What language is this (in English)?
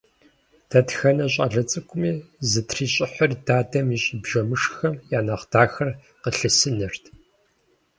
Kabardian